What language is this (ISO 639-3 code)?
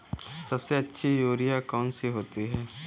hin